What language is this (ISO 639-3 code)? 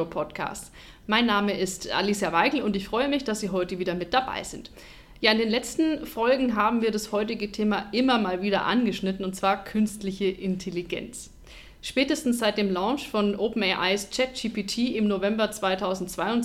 deu